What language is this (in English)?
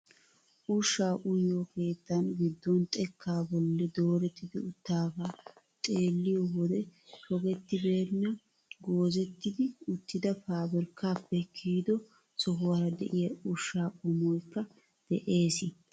Wolaytta